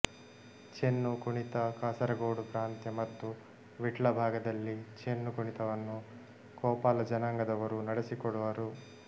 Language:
Kannada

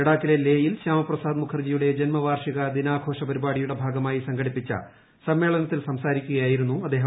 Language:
Malayalam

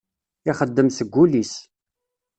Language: Kabyle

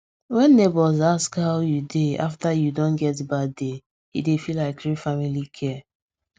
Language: Nigerian Pidgin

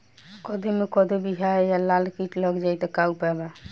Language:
Bhojpuri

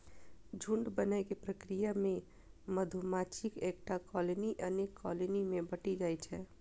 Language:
Maithili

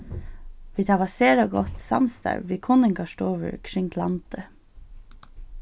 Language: Faroese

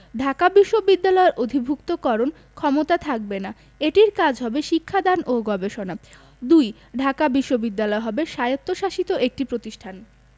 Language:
Bangla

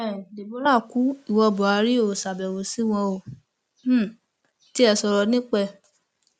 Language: Yoruba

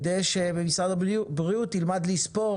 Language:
Hebrew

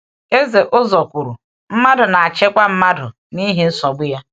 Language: Igbo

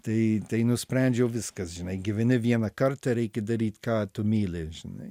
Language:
Lithuanian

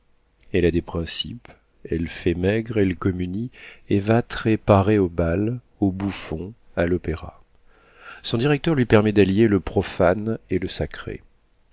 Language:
French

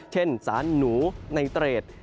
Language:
Thai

